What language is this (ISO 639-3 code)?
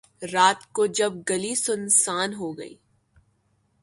urd